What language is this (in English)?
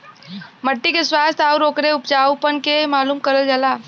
Bhojpuri